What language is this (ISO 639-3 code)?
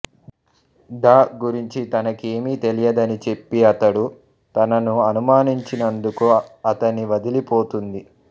tel